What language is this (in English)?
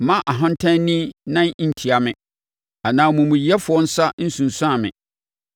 Akan